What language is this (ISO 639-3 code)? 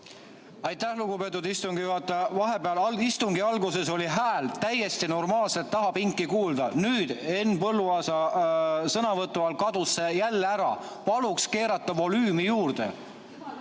est